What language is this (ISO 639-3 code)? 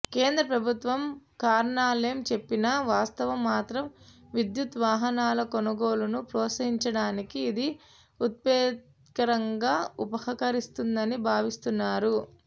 tel